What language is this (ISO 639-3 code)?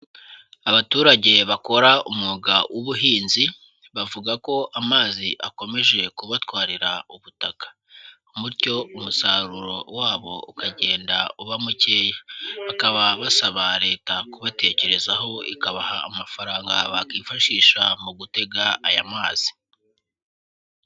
kin